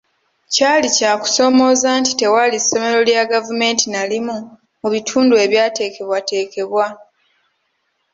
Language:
Ganda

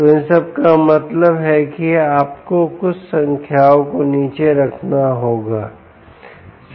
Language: Hindi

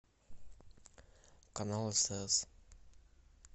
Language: Russian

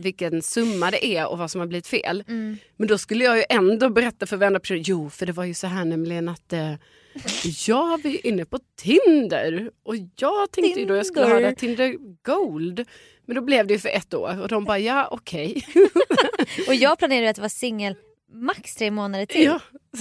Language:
Swedish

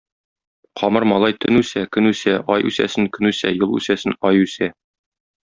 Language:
Tatar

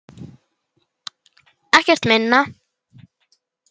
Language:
Icelandic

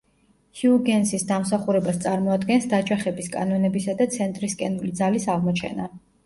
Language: Georgian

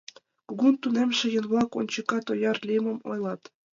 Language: Mari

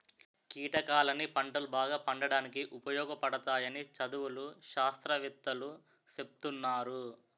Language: Telugu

